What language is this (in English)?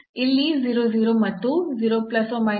Kannada